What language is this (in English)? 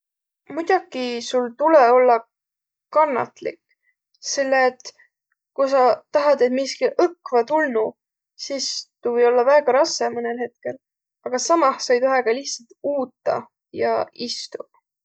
Võro